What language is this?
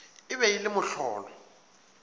Northern Sotho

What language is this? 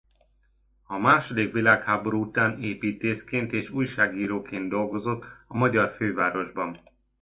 Hungarian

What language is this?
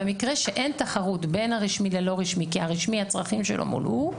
Hebrew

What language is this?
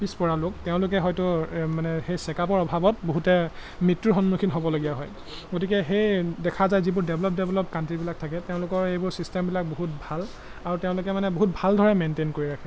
Assamese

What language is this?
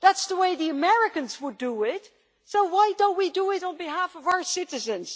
English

